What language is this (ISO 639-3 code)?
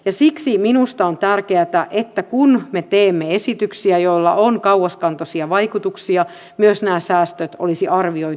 fin